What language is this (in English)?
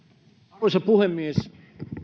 Finnish